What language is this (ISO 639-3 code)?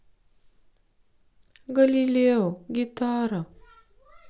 rus